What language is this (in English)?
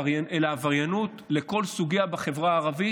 Hebrew